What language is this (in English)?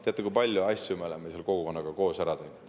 Estonian